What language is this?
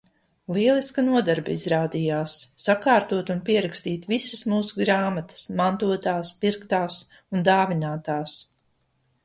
Latvian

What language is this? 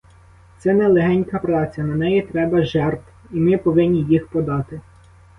Ukrainian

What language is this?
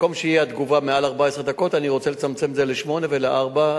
Hebrew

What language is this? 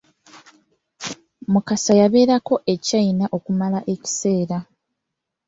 Ganda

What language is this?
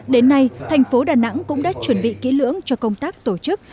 Vietnamese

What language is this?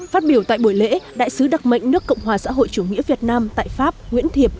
Vietnamese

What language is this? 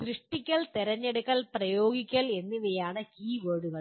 Malayalam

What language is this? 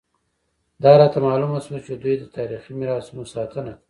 Pashto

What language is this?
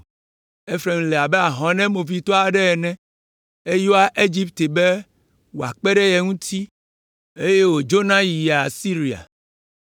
Ewe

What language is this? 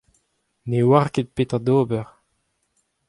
Breton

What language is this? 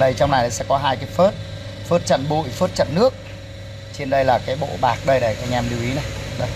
Vietnamese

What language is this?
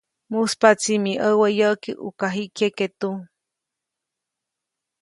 Copainalá Zoque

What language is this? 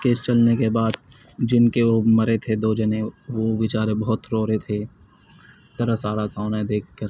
Urdu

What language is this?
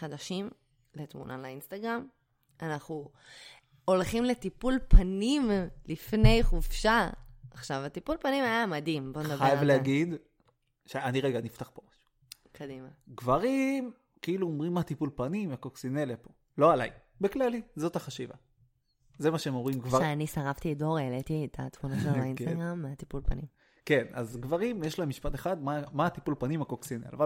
Hebrew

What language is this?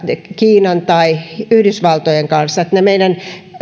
Finnish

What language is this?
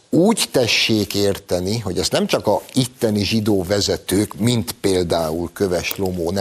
Hungarian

